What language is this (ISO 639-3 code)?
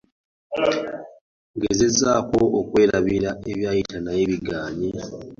lug